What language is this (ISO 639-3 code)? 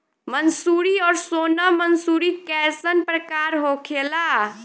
bho